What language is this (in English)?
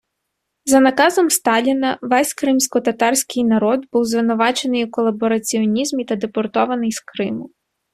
Ukrainian